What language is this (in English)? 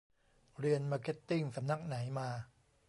Thai